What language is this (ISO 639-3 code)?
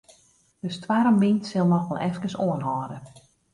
fry